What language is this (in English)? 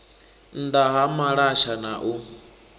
Venda